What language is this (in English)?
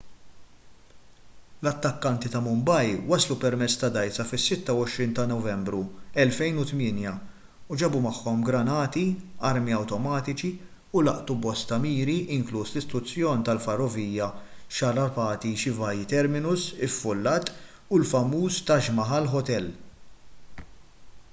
Maltese